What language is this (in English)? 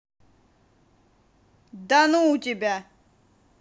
Russian